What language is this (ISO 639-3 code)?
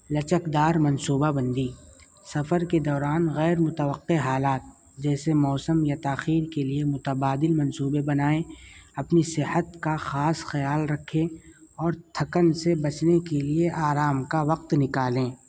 urd